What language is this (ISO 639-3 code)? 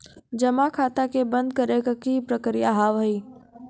mai